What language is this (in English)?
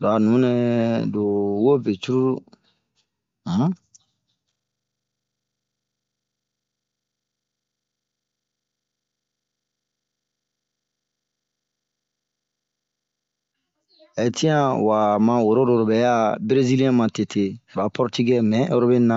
Bomu